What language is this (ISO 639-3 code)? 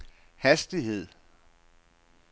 dan